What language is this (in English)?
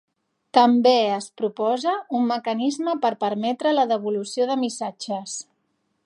Catalan